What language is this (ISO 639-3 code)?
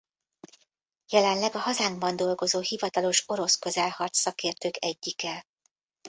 hun